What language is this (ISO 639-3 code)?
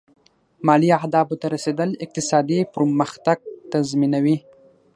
pus